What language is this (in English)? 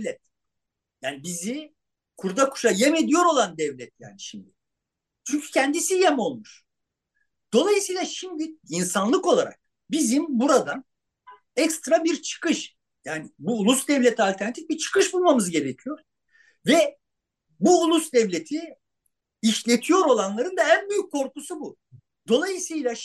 Turkish